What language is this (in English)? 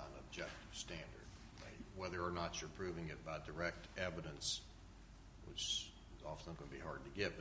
English